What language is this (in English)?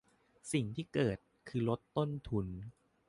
Thai